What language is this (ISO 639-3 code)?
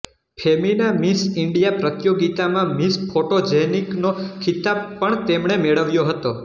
guj